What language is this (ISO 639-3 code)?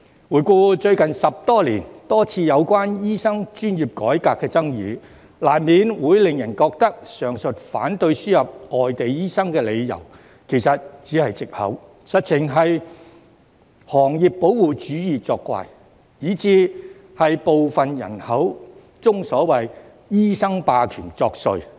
yue